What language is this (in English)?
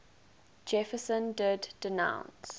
English